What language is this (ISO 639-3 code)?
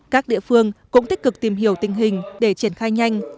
vie